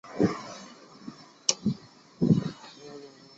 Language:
Chinese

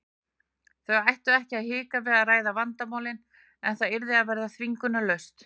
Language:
Icelandic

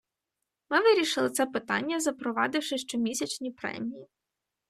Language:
Ukrainian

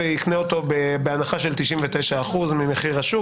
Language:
Hebrew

